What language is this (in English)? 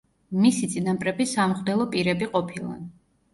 Georgian